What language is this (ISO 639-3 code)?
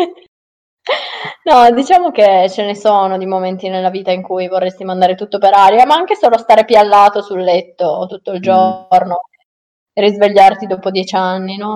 ita